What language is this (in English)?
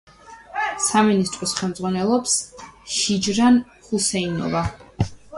Georgian